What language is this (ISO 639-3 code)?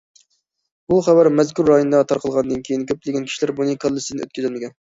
uig